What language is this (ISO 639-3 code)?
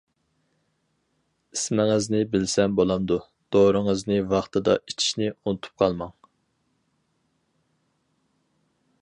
uig